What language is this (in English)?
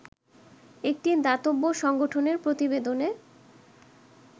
Bangla